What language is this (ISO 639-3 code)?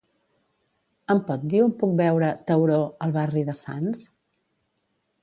cat